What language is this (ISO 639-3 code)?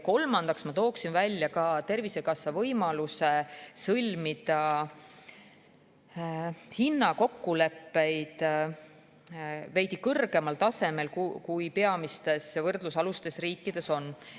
est